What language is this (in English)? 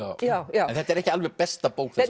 Icelandic